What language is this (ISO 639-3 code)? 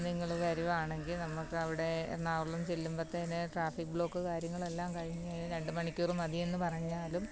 mal